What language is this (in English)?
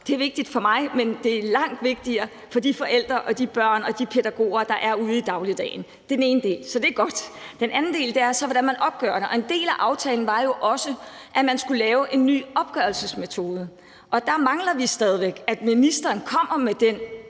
Danish